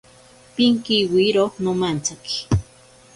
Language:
Ashéninka Perené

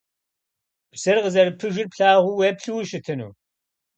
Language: Kabardian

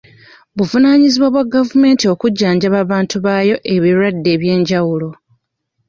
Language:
Ganda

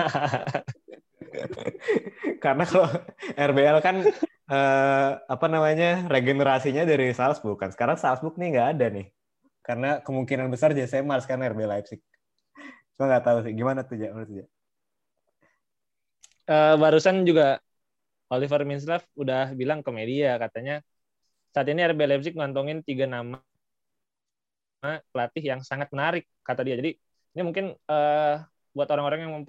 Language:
Indonesian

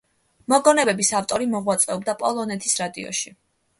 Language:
Georgian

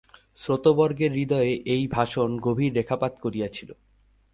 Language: Bangla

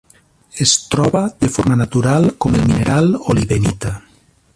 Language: Catalan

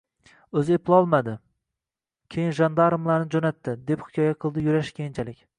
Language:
Uzbek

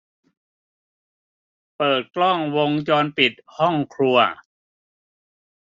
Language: Thai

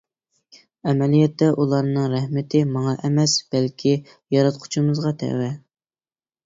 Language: Uyghur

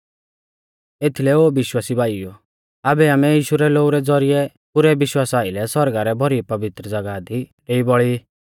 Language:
Mahasu Pahari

